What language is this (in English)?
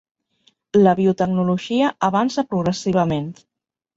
Catalan